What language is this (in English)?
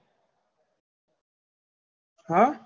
Gujarati